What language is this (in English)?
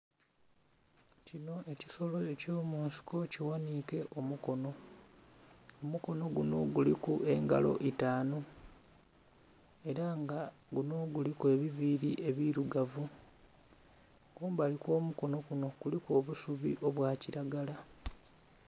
Soga